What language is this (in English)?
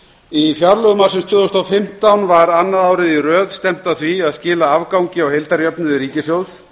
Icelandic